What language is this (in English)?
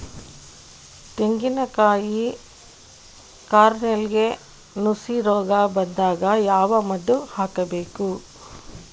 Kannada